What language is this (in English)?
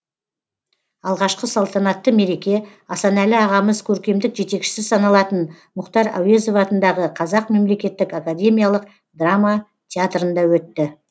Kazakh